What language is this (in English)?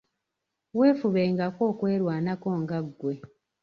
Ganda